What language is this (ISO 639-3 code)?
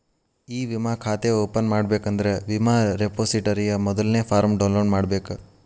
kan